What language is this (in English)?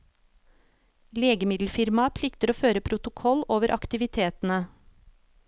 Norwegian